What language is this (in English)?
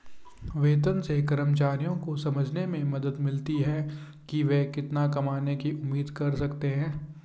Hindi